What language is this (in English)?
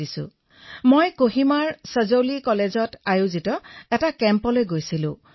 Assamese